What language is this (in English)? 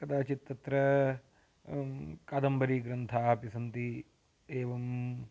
Sanskrit